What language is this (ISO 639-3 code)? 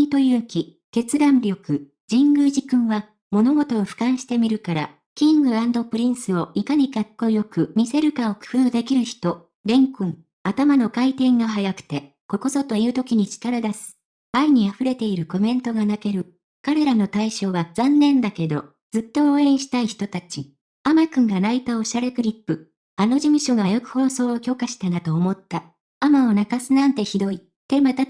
jpn